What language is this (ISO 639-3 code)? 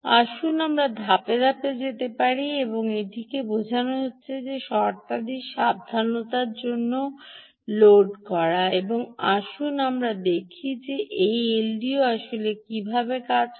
ben